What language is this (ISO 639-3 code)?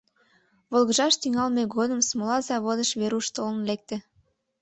chm